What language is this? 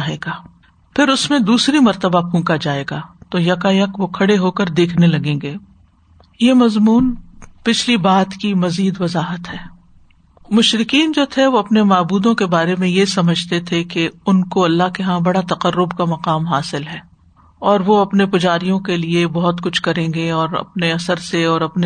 Urdu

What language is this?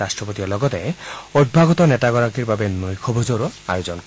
Assamese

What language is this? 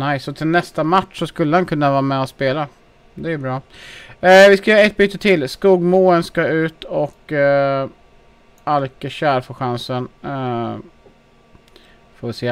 Swedish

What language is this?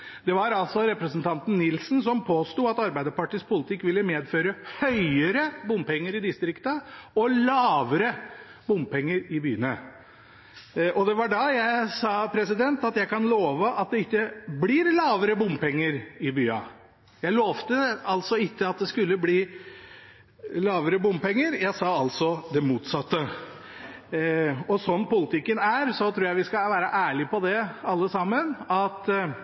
Norwegian Bokmål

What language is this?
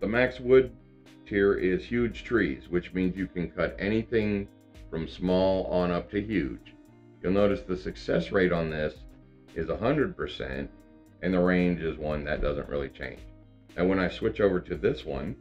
English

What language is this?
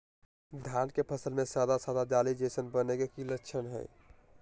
Magahi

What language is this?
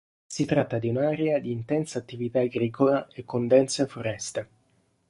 Italian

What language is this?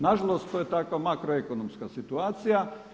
Croatian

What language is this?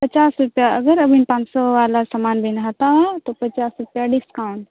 Santali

